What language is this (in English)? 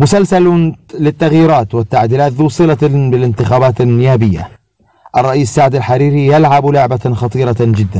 Arabic